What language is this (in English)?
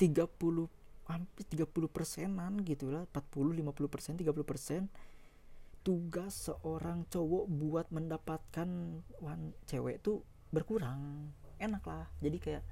Indonesian